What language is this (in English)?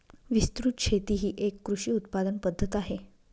Marathi